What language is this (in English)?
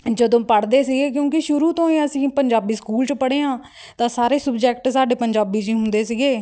Punjabi